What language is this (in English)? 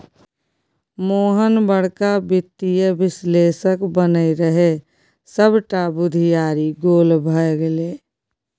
Maithili